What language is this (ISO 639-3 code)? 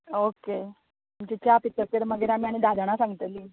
kok